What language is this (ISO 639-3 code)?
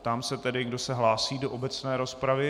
ces